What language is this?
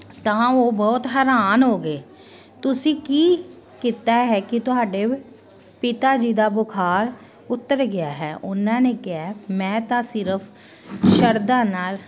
Punjabi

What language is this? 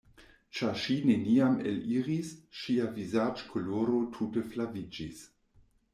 Esperanto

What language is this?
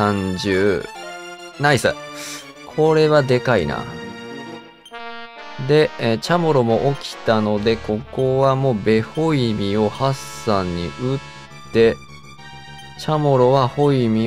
Japanese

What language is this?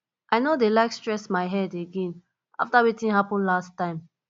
Nigerian Pidgin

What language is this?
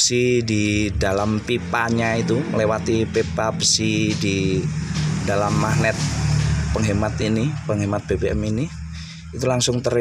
Indonesian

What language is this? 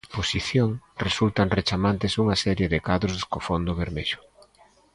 Galician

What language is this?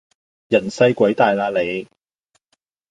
Cantonese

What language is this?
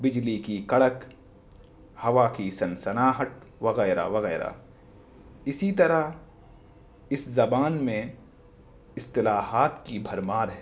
Urdu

